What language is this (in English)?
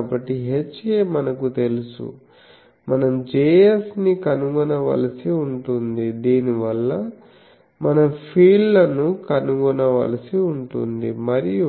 Telugu